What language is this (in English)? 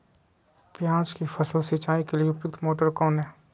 Magahi